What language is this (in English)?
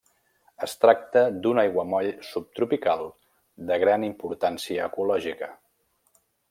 Catalan